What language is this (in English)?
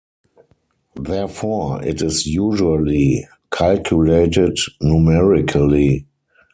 English